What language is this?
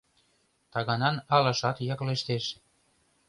Mari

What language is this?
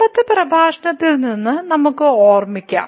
Malayalam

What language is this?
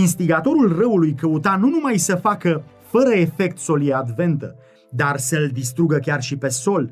Romanian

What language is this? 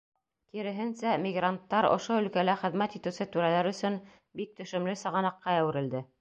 Bashkir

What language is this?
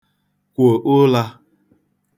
Igbo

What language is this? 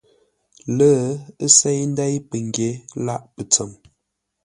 Ngombale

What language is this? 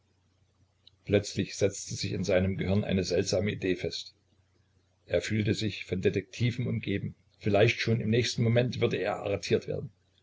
German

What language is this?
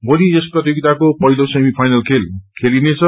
Nepali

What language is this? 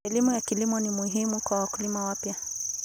Kalenjin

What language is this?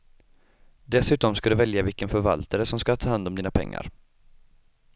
Swedish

